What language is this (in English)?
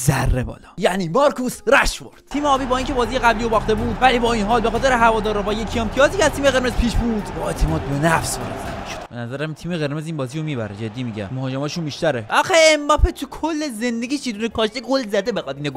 Persian